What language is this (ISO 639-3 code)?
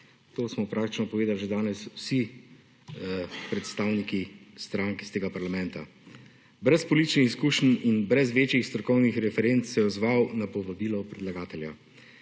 slv